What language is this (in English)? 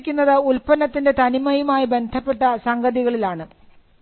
Malayalam